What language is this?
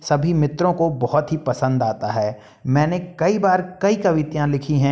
Hindi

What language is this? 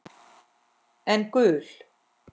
Icelandic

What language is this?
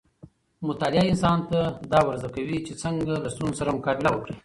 Pashto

